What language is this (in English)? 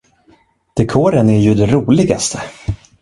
Swedish